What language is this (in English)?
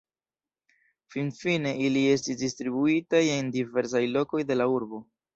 Esperanto